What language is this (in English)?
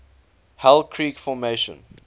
English